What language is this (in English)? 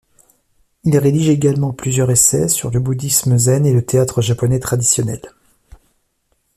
French